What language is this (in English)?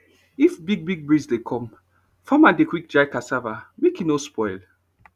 Nigerian Pidgin